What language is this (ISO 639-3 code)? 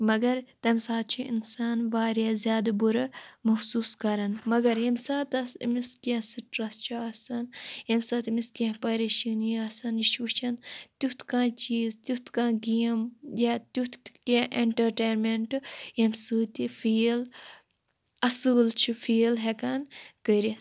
kas